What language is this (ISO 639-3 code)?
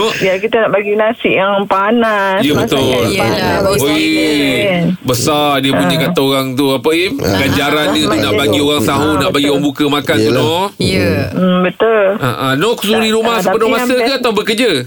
msa